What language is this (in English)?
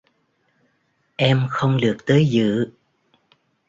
Vietnamese